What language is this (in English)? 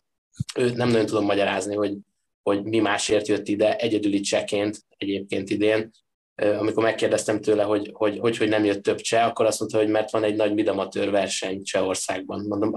Hungarian